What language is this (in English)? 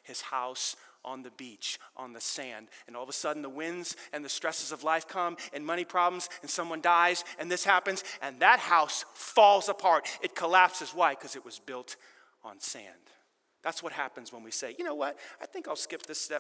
English